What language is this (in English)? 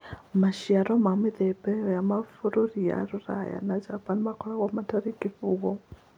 Kikuyu